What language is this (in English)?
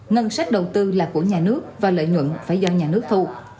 Vietnamese